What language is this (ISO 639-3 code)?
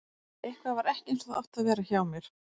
isl